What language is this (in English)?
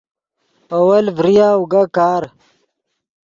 Yidgha